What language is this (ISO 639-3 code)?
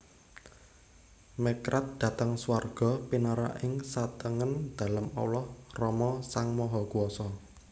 jav